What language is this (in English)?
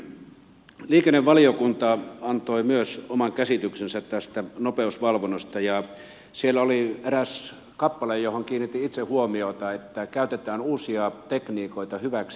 Finnish